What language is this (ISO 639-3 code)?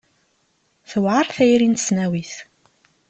kab